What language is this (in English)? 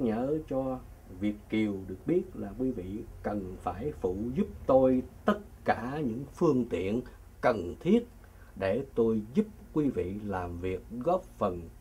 Vietnamese